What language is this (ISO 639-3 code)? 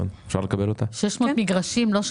heb